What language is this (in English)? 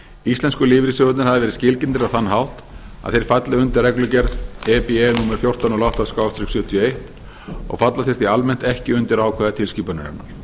Icelandic